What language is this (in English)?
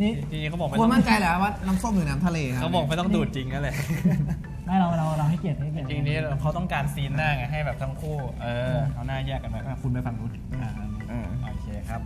Thai